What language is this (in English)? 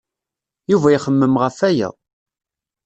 Kabyle